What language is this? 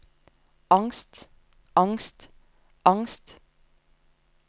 Norwegian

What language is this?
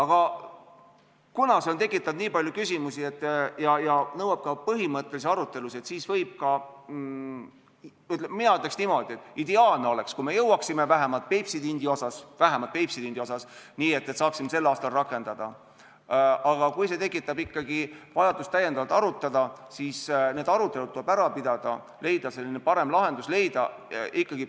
Estonian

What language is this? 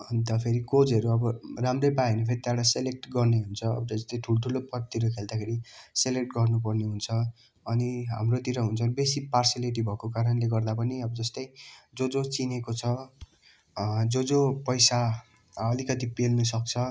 Nepali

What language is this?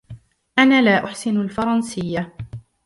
Arabic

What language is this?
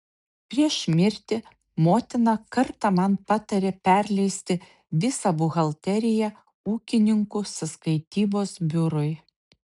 Lithuanian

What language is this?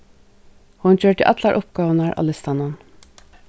Faroese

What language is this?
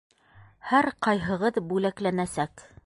Bashkir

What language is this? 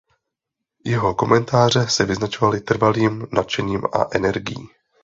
Czech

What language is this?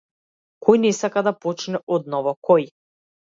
Macedonian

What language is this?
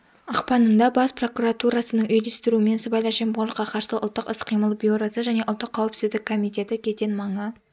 Kazakh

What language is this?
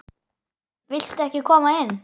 Icelandic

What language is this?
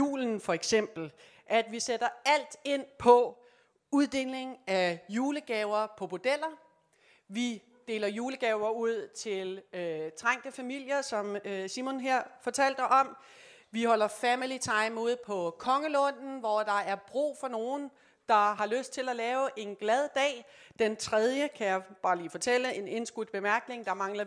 Danish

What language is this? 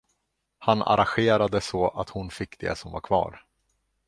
Swedish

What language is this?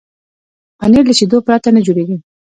Pashto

